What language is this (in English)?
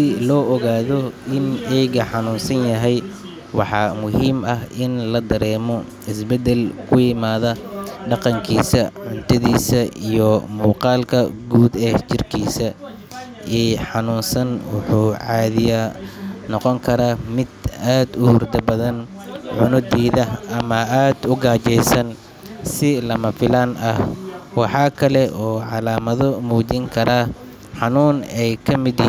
Somali